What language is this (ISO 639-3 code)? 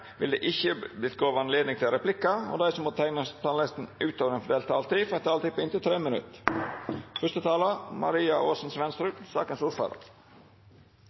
nno